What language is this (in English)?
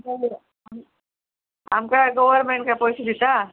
Konkani